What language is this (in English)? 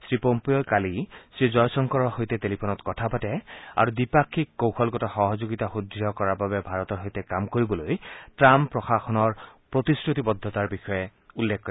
Assamese